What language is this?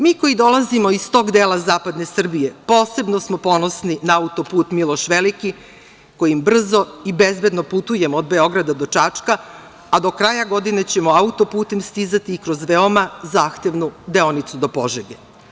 Serbian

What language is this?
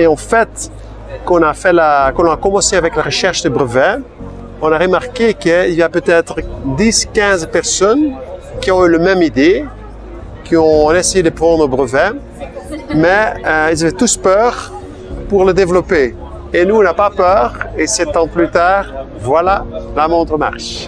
French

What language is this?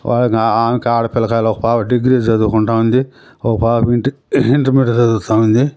Telugu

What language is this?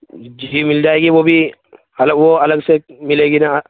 Urdu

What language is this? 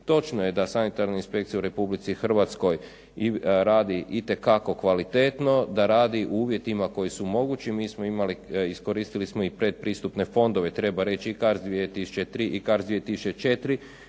Croatian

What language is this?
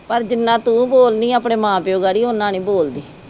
Punjabi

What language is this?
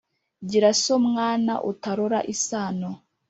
Kinyarwanda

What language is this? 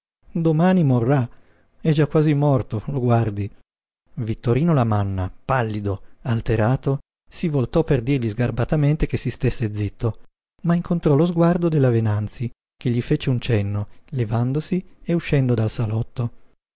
Italian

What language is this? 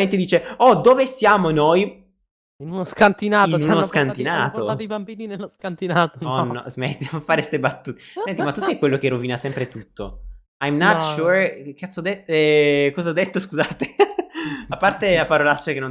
Italian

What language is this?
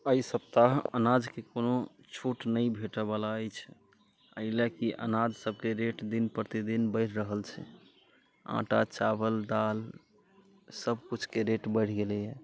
Maithili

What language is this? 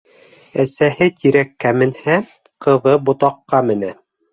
Bashkir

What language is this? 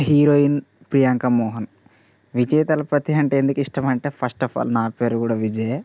Telugu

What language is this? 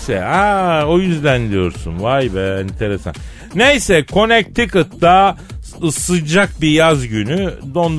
Turkish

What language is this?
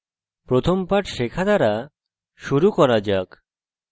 Bangla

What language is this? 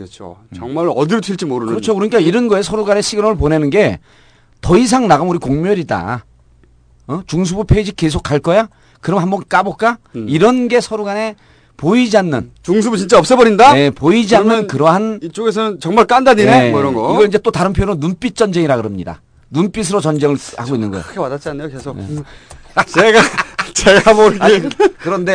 Korean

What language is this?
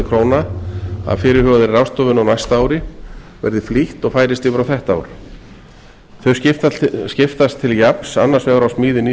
Icelandic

